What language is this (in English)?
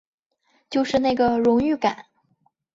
Chinese